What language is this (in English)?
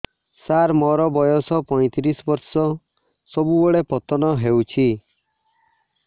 Odia